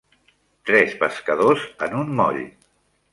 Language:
Catalan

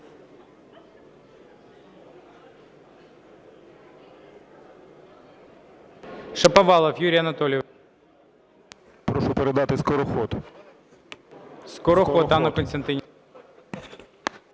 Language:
Ukrainian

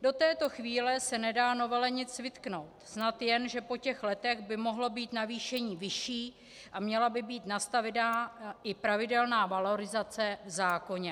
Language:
Czech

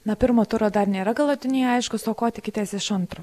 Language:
Lithuanian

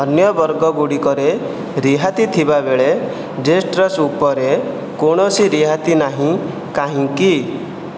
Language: Odia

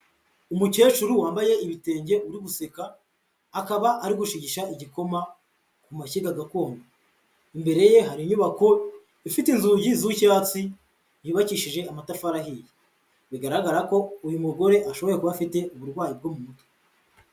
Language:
Kinyarwanda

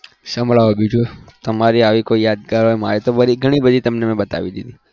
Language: Gujarati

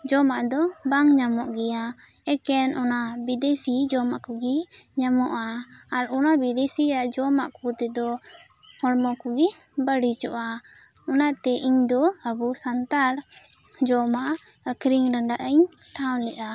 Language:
Santali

